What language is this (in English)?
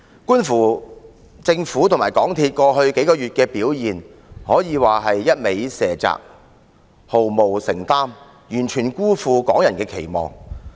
Cantonese